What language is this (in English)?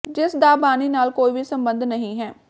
Punjabi